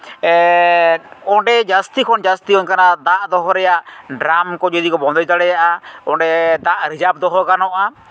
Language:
Santali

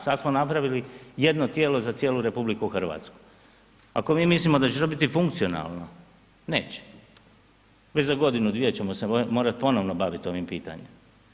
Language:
Croatian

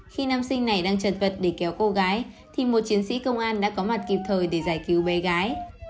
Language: Vietnamese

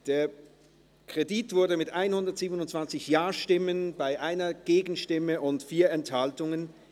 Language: Swiss German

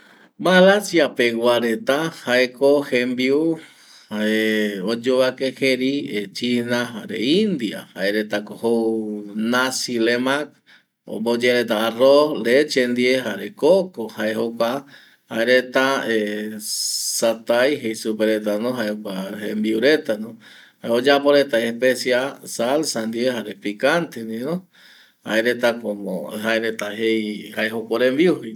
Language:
Eastern Bolivian Guaraní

